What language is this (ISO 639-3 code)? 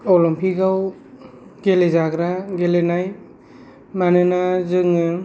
brx